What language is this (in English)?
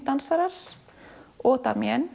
Icelandic